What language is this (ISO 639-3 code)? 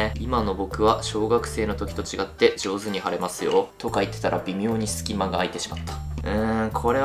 jpn